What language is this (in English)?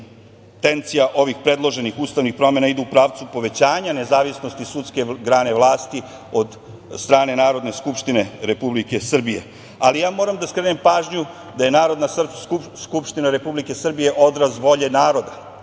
Serbian